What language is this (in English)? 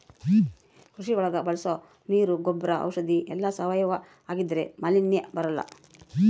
Kannada